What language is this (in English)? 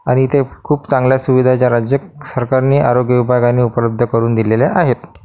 Marathi